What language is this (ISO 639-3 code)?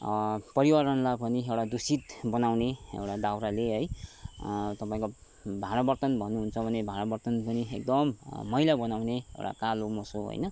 nep